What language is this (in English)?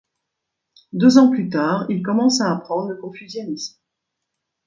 French